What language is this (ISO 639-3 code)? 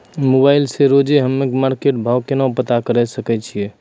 mai